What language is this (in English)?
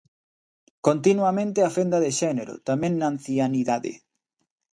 Galician